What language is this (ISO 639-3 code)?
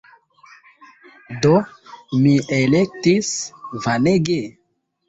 epo